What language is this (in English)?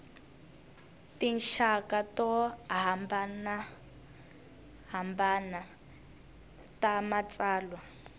Tsonga